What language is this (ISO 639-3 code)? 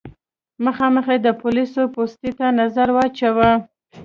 pus